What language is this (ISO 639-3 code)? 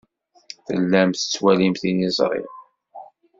kab